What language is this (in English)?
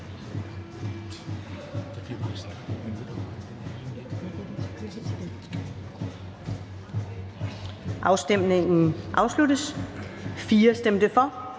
Danish